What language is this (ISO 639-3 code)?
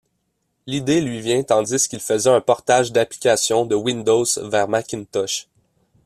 fra